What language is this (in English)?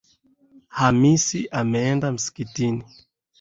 Swahili